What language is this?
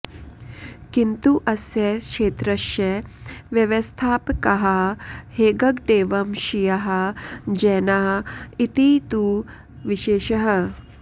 Sanskrit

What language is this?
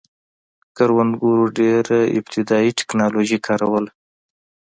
Pashto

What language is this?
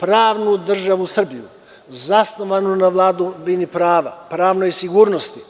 Serbian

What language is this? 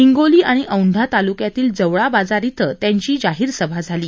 Marathi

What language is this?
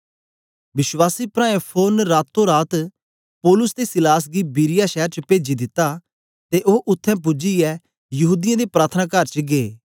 Dogri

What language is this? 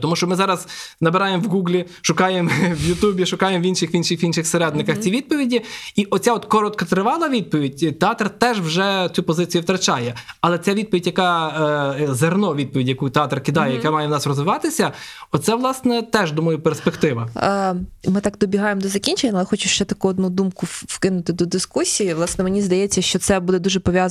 Ukrainian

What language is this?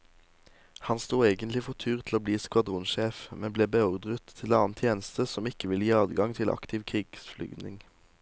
Norwegian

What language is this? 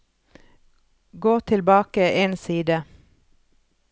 Norwegian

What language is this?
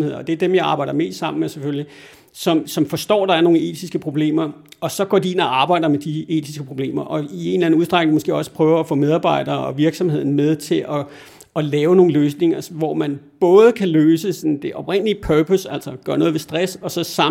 Danish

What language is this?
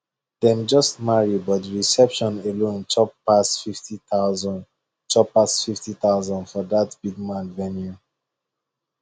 Nigerian Pidgin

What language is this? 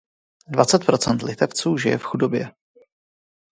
Czech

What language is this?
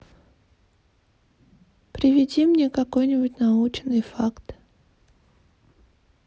Russian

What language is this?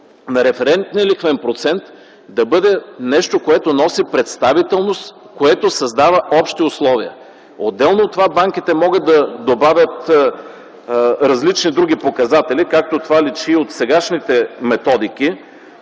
Bulgarian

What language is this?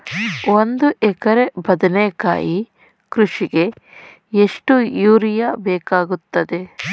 Kannada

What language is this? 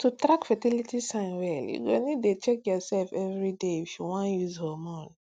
Nigerian Pidgin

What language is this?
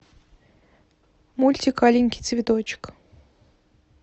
Russian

